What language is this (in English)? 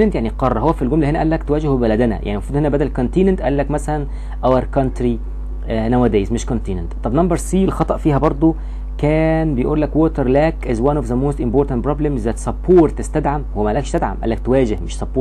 Arabic